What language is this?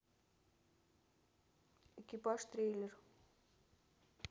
Russian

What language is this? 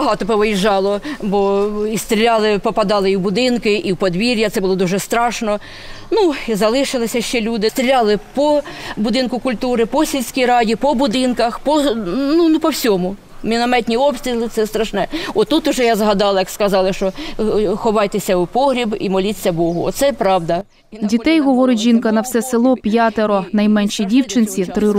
Ukrainian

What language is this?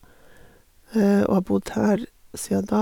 Norwegian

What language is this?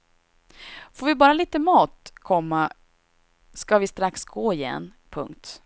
Swedish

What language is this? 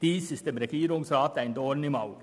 Swiss German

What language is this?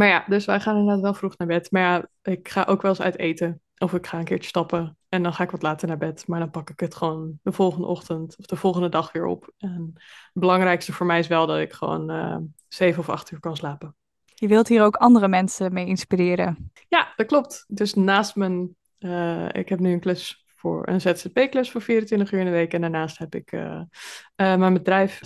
Dutch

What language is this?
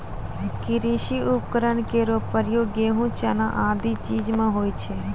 Maithili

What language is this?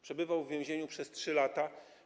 Polish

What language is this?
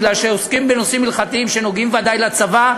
Hebrew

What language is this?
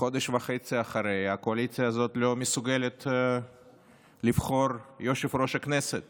Hebrew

